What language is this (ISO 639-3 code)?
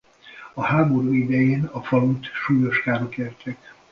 hun